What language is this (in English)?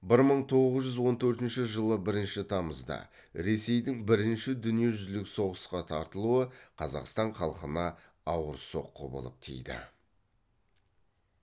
Kazakh